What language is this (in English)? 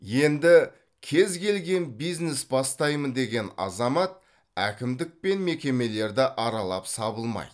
Kazakh